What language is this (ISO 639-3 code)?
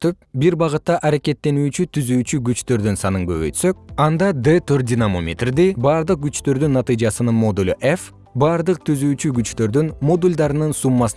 kir